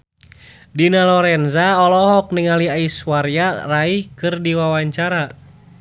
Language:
Sundanese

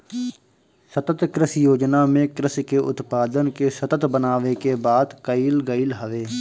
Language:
Bhojpuri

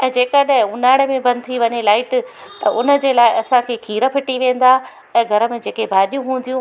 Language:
Sindhi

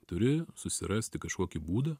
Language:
Lithuanian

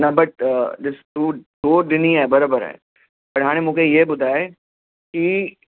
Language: Sindhi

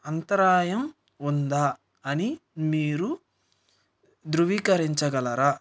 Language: Telugu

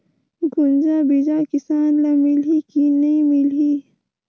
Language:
Chhattisgarhi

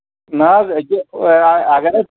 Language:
Kashmiri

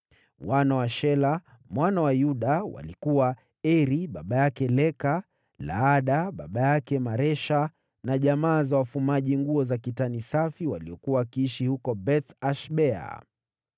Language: Swahili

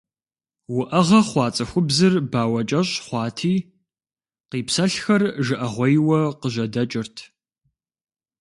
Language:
Kabardian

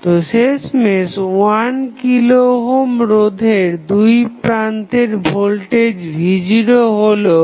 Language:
Bangla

